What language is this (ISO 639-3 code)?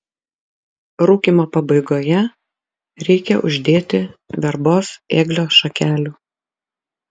lit